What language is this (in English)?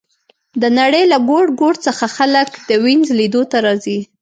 Pashto